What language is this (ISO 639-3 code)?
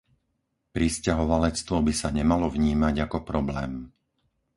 slk